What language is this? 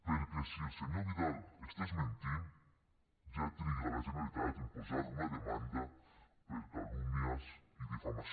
Catalan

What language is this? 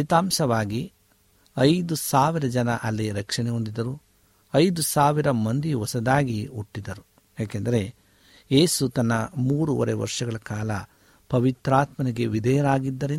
Kannada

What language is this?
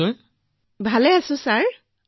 Assamese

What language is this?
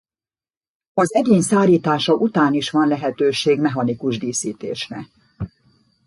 Hungarian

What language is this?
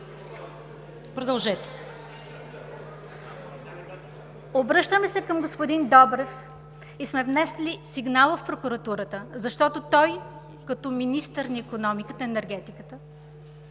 Bulgarian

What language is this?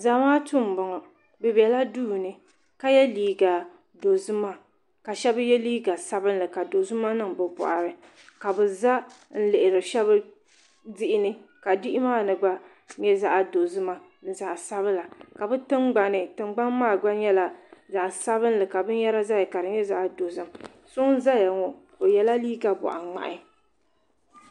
Dagbani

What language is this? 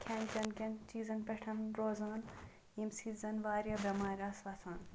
Kashmiri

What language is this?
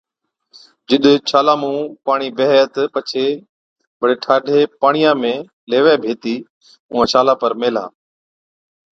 Od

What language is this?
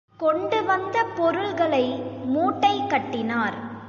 Tamil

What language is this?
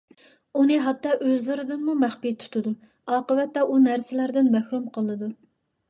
Uyghur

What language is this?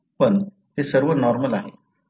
Marathi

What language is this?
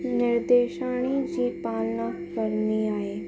Sindhi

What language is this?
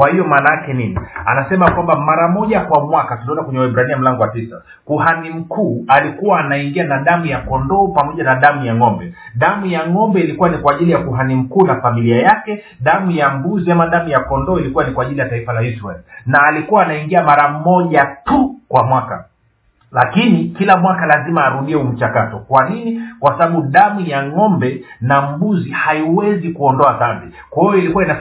Swahili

